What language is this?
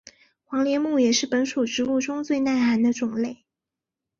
Chinese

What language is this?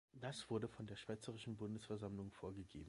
German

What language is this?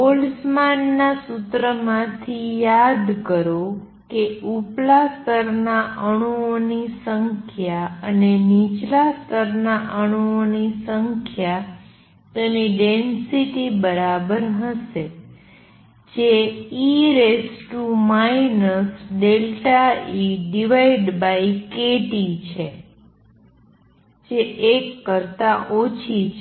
Gujarati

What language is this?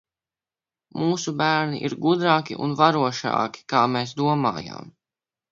Latvian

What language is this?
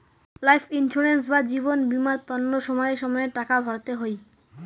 Bangla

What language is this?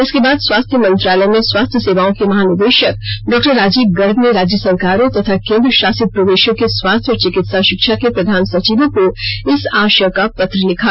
Hindi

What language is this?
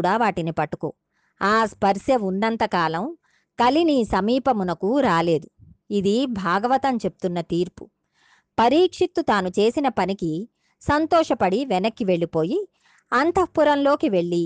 Telugu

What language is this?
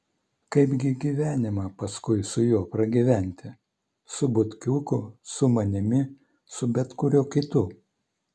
Lithuanian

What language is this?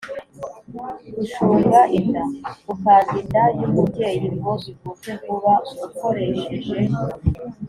Kinyarwanda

